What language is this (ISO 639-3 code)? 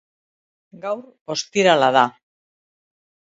eus